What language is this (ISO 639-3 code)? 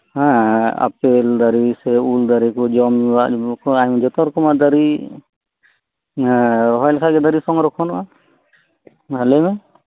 sat